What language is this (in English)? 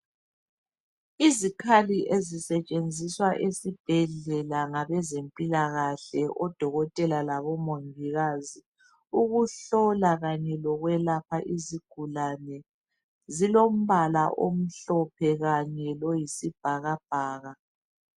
North Ndebele